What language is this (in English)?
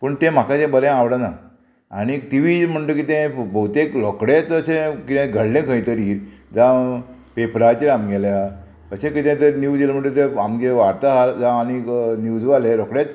Konkani